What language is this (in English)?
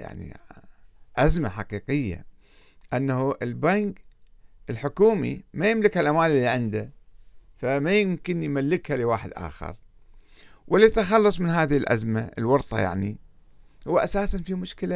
Arabic